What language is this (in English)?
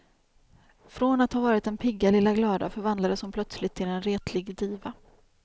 Swedish